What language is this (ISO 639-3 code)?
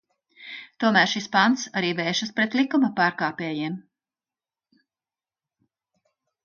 lav